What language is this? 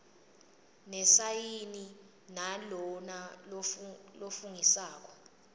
Swati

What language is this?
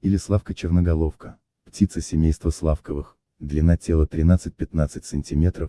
Russian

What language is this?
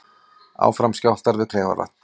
Icelandic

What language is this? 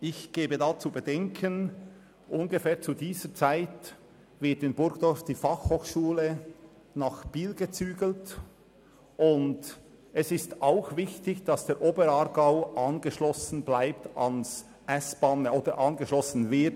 Swiss German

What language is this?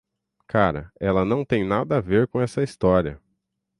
Portuguese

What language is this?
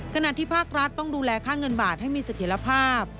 Thai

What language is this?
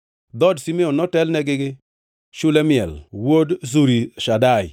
Luo (Kenya and Tanzania)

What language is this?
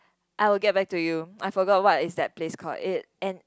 English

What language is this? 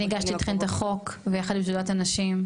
Hebrew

